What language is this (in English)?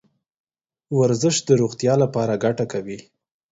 Pashto